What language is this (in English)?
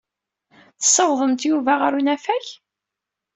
Kabyle